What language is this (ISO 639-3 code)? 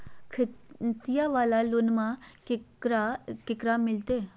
mag